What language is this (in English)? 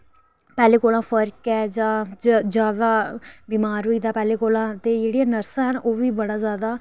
Dogri